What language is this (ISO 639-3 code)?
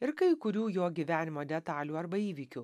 lit